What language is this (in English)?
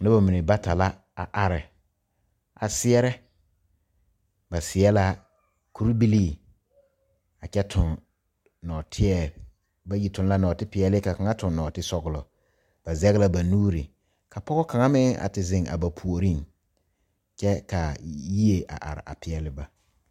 Southern Dagaare